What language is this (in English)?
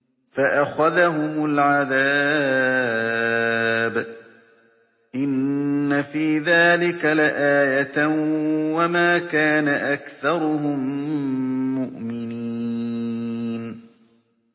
Arabic